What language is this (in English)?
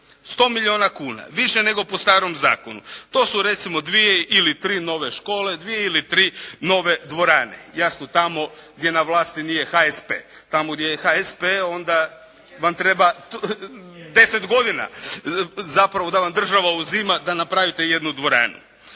Croatian